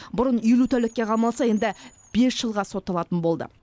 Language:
Kazakh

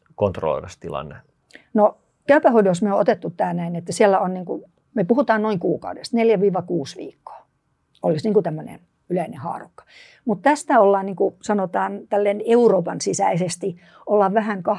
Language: Finnish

